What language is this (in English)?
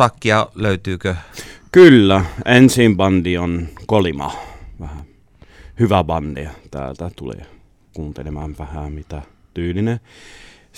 Finnish